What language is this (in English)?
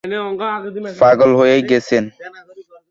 Bangla